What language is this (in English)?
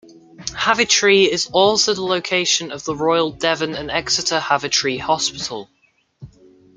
English